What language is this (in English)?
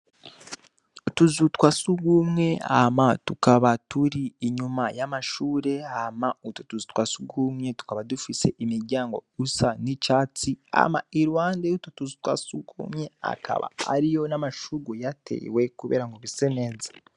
Rundi